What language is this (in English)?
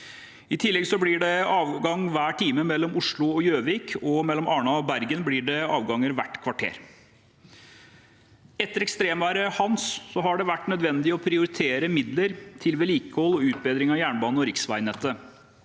Norwegian